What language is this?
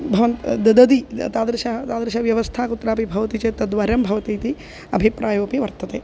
Sanskrit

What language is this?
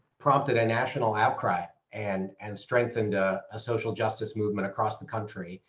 English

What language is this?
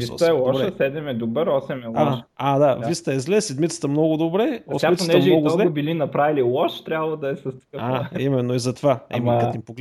Bulgarian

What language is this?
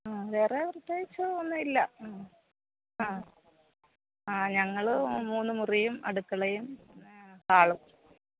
Malayalam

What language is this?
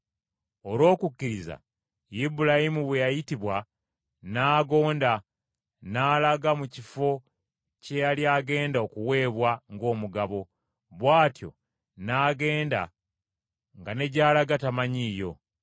Ganda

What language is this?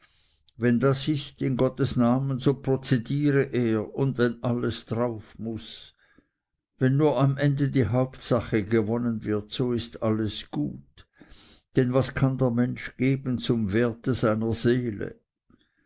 German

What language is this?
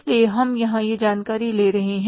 Hindi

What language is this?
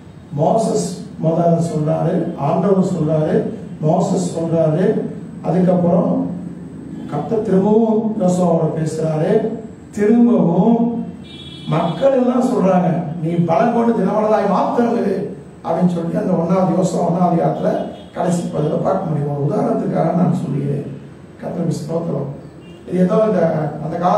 Indonesian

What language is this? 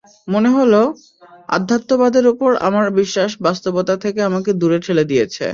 Bangla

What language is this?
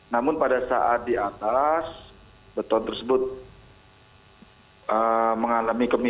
Indonesian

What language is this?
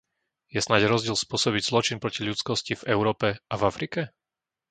Slovak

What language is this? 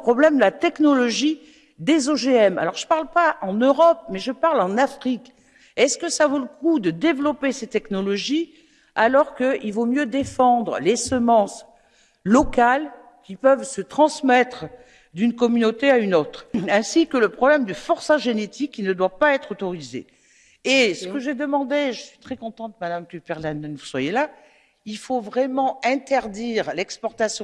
French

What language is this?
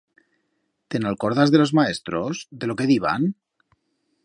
Aragonese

